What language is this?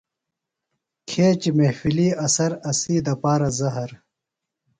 Phalura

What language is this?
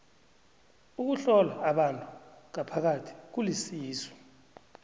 South Ndebele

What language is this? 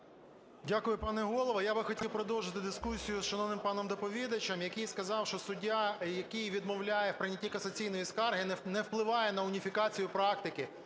Ukrainian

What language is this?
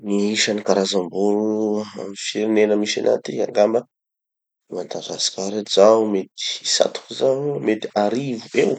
Tanosy Malagasy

